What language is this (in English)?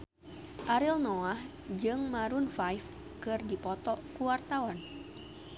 Sundanese